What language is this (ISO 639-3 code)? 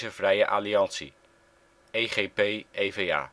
nld